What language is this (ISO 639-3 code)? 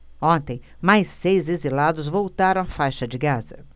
por